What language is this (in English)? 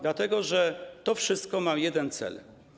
Polish